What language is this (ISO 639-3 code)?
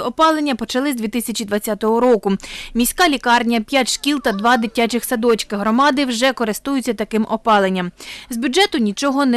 ukr